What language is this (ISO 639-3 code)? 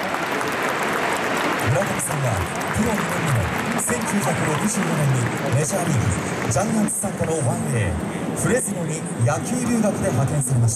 jpn